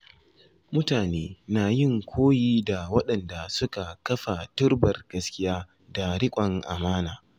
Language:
Hausa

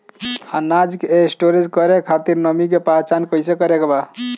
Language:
Bhojpuri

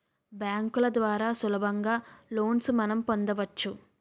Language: Telugu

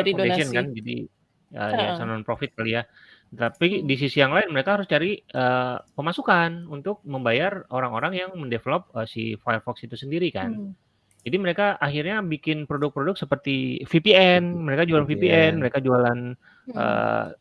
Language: Indonesian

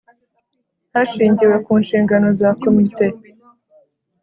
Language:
Kinyarwanda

